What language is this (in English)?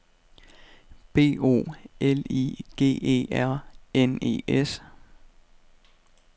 Danish